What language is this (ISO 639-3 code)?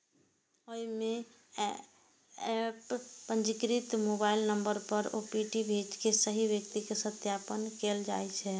mai